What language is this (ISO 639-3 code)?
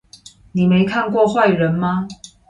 zho